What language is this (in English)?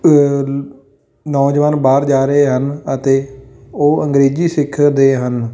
Punjabi